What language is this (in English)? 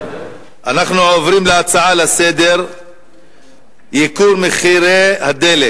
Hebrew